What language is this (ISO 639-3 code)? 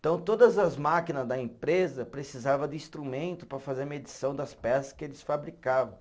por